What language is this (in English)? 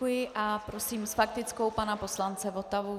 Czech